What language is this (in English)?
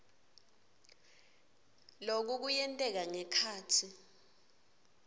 Swati